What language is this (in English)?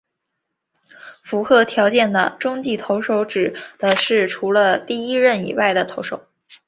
Chinese